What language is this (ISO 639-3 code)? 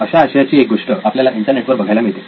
mar